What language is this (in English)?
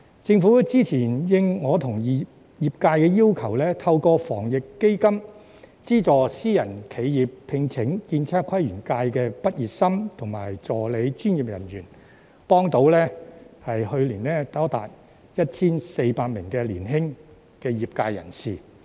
Cantonese